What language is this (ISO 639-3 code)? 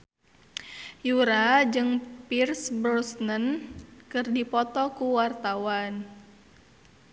sun